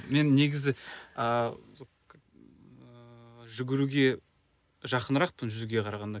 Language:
Kazakh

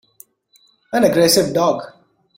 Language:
English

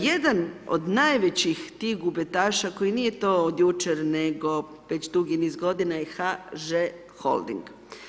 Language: Croatian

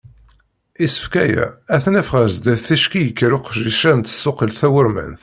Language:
Kabyle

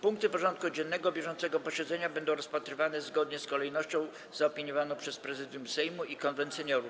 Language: Polish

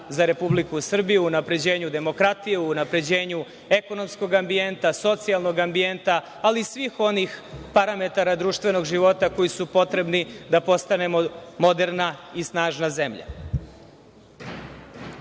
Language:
Serbian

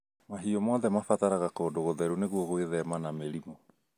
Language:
Kikuyu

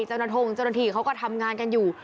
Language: Thai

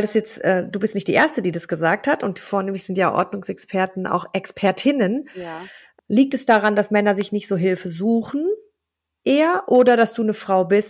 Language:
German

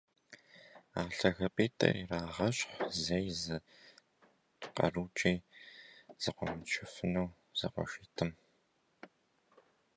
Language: Kabardian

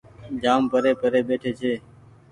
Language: Goaria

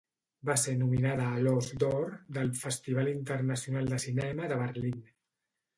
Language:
Catalan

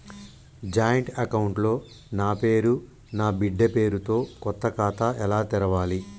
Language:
Telugu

